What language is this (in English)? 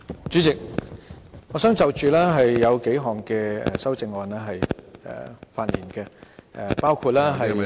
Cantonese